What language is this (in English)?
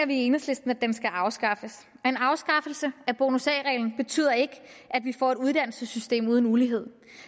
Danish